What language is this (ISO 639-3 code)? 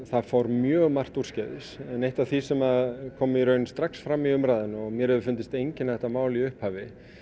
isl